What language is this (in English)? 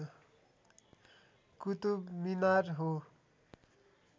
Nepali